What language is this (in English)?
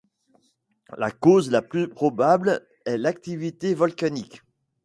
French